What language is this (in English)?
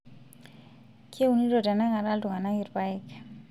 Masai